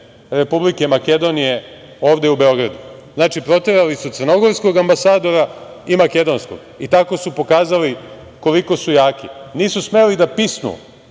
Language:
Serbian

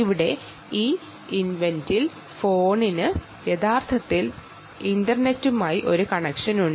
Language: Malayalam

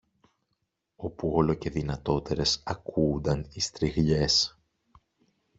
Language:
Greek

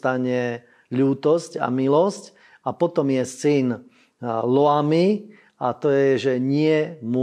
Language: Slovak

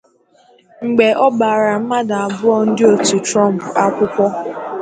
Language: Igbo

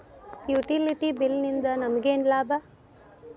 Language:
Kannada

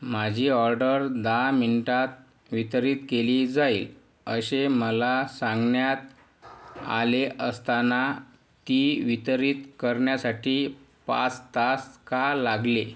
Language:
Marathi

